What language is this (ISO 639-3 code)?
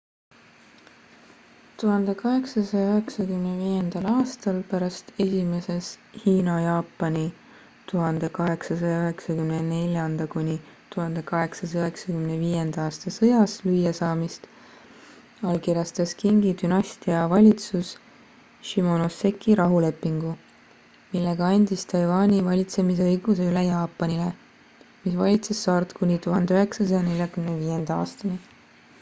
est